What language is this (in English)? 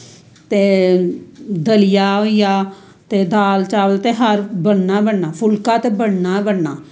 Dogri